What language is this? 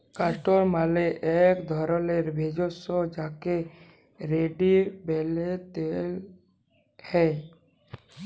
Bangla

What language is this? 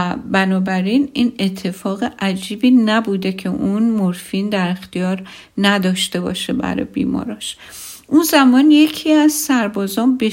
Persian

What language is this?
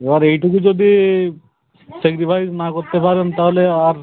Bangla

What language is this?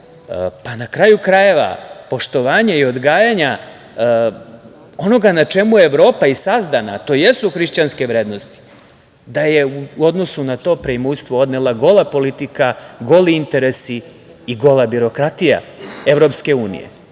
Serbian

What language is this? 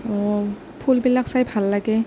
Assamese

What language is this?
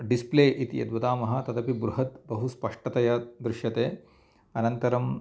Sanskrit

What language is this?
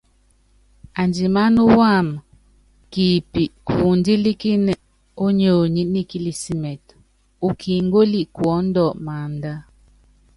Yangben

